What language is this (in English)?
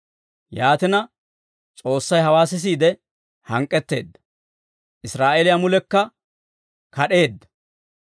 Dawro